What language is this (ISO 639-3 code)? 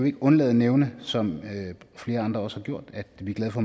dan